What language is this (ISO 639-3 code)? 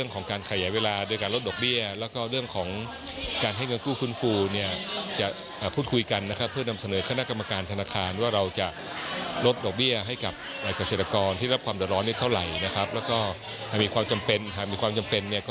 tha